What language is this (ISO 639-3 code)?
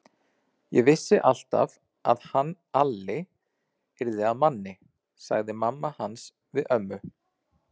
isl